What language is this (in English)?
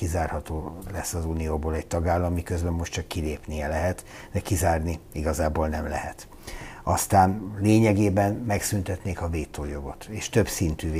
Hungarian